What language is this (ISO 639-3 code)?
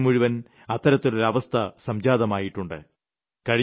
mal